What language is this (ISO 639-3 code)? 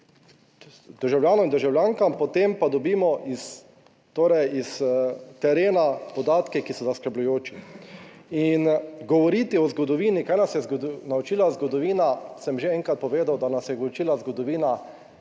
slv